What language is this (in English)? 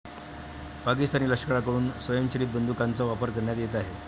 Marathi